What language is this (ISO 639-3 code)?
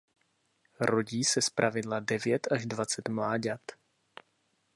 ces